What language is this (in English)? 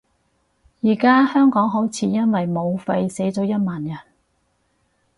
Cantonese